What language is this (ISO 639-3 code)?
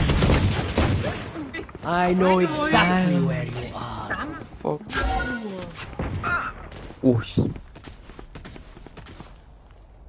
vie